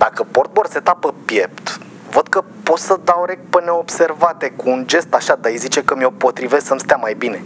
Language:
Romanian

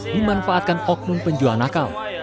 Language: Indonesian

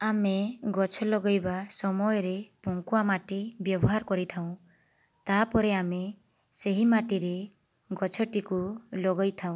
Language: Odia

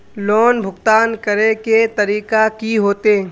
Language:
Magahi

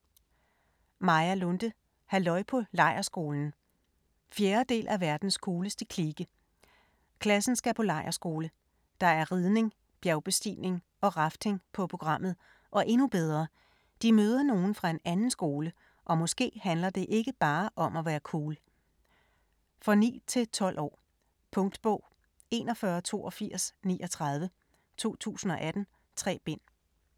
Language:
Danish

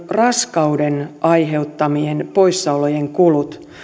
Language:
Finnish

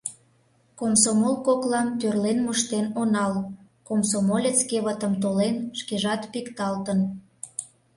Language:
Mari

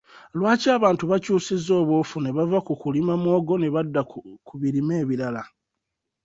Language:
Ganda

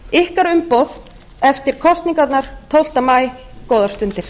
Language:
Icelandic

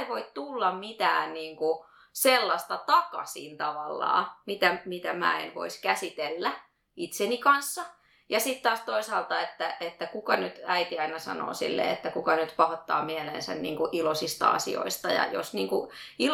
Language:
Finnish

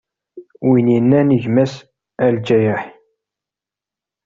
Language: Kabyle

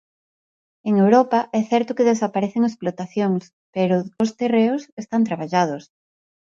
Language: Galician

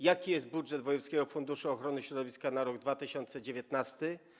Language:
Polish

